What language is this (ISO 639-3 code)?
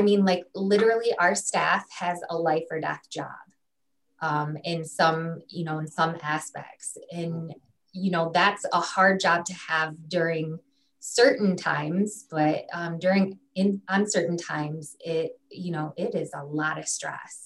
eng